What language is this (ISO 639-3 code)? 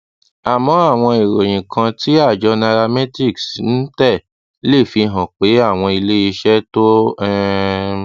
yor